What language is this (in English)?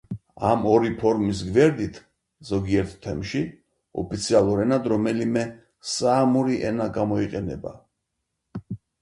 Georgian